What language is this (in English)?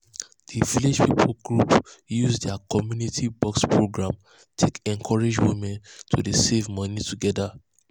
Nigerian Pidgin